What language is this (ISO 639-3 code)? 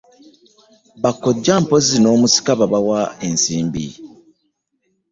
lug